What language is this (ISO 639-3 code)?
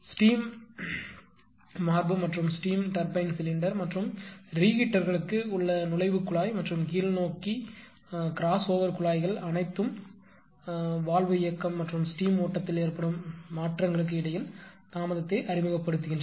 tam